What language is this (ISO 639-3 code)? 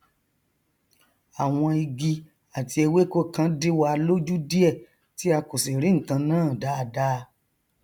yor